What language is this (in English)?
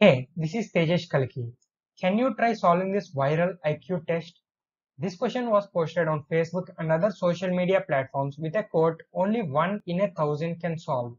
English